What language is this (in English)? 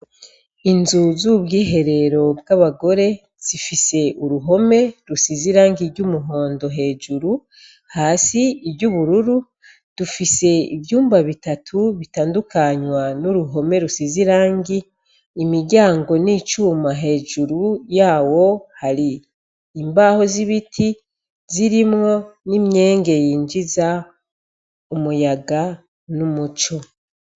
Rundi